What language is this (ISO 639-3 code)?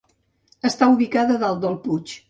cat